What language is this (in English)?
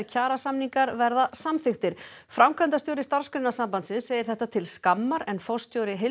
Icelandic